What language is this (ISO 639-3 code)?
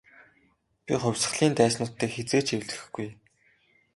mon